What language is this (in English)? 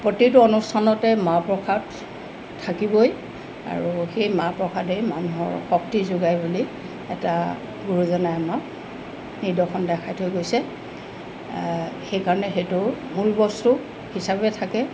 Assamese